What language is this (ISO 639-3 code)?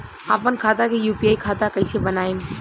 bho